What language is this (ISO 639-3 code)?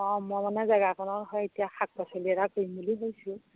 asm